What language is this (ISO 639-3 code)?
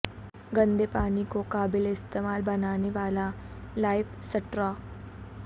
urd